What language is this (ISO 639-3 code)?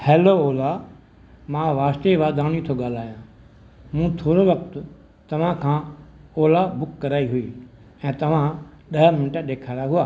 snd